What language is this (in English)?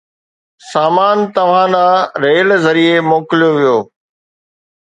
Sindhi